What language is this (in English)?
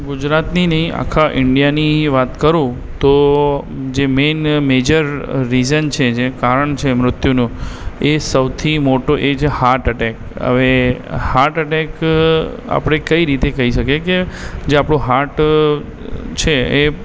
Gujarati